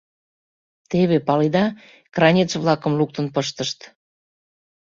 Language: Mari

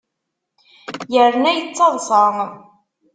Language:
Kabyle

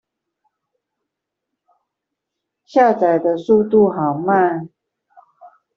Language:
Chinese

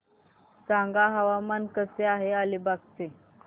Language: Marathi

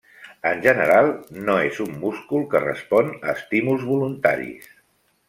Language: Catalan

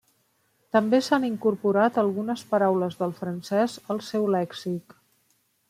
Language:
Catalan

